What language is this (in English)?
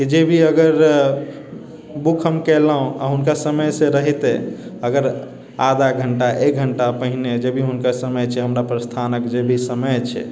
Maithili